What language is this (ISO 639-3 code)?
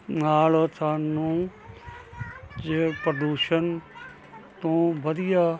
pan